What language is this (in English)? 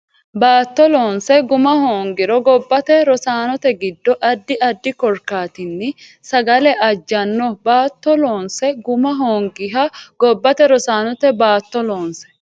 Sidamo